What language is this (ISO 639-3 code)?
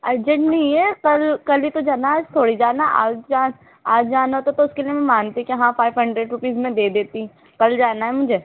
urd